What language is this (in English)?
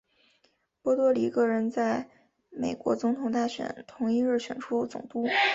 Chinese